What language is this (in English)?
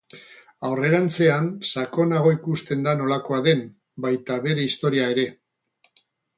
Basque